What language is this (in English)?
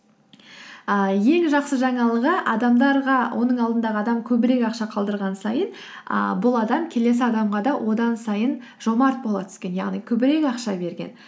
Kazakh